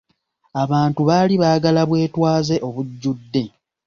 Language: Ganda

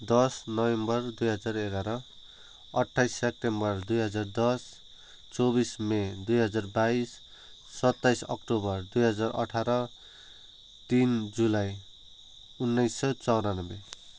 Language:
Nepali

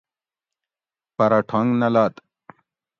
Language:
Gawri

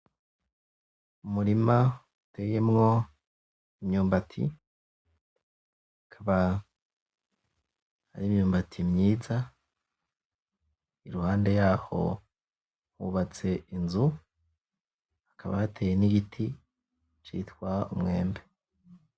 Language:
Rundi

